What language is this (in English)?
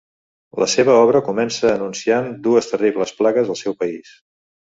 Catalan